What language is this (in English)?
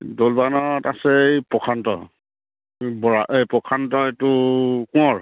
Assamese